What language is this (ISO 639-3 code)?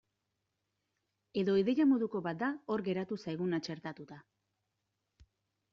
eus